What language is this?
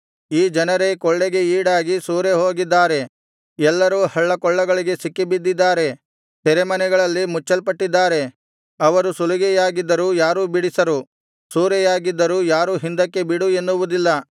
Kannada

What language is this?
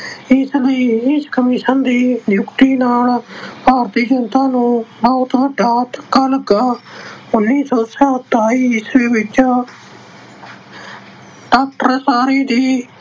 Punjabi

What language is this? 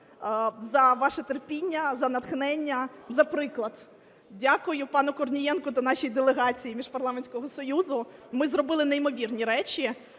Ukrainian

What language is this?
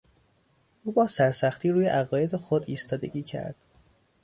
Persian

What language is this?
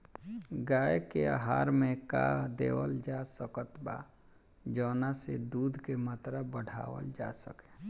Bhojpuri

